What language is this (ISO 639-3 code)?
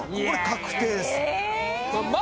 jpn